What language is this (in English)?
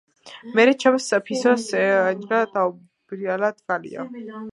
Georgian